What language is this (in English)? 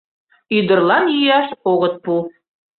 Mari